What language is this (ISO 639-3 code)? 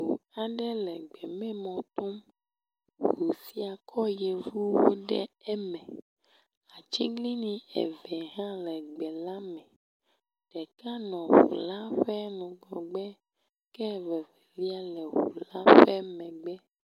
ewe